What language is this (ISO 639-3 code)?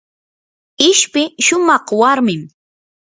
qur